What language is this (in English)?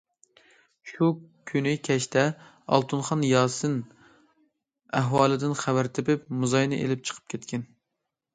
Uyghur